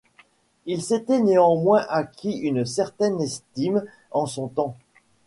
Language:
French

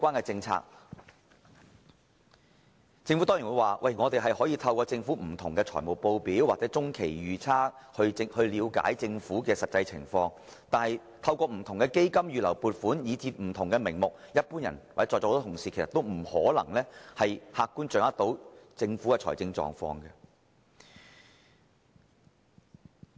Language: Cantonese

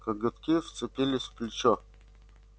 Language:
Russian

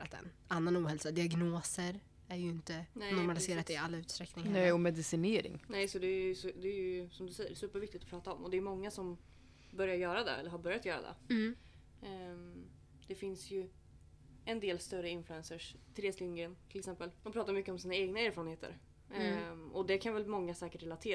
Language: Swedish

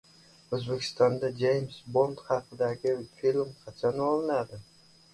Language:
Uzbek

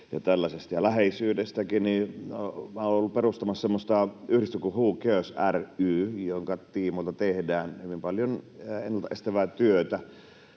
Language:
Finnish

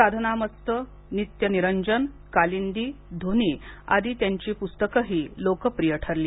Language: Marathi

